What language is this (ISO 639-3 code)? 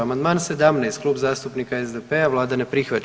hrv